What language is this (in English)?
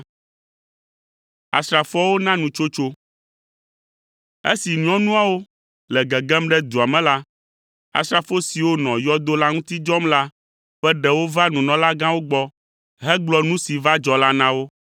Ewe